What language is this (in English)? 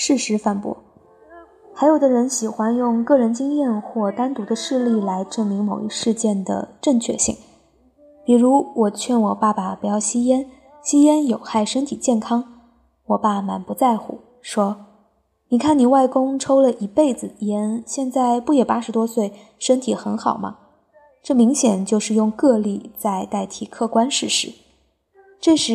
Chinese